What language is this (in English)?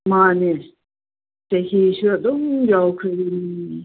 Manipuri